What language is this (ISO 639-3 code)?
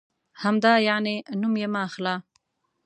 pus